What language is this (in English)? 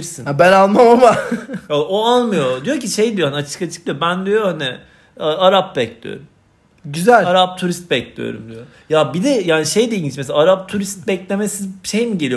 Turkish